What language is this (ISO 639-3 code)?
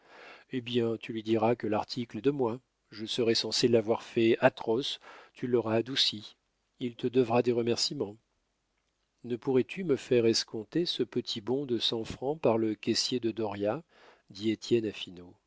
fra